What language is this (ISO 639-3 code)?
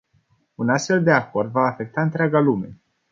ron